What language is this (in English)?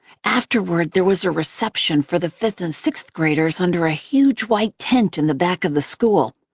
English